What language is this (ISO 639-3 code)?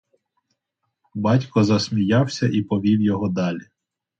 ukr